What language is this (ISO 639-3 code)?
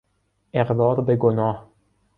fas